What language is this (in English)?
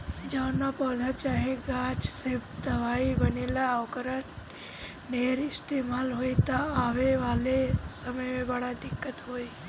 Bhojpuri